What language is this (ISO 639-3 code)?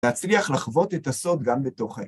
heb